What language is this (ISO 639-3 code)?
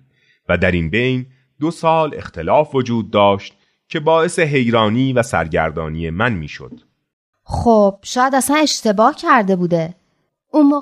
fas